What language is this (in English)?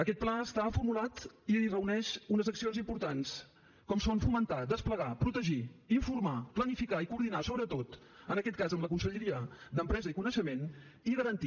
Catalan